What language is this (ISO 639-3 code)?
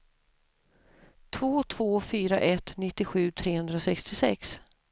swe